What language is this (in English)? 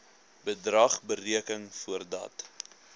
Afrikaans